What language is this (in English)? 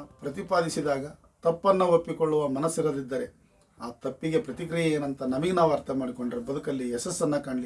Kannada